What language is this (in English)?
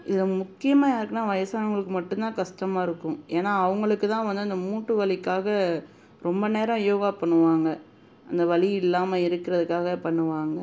Tamil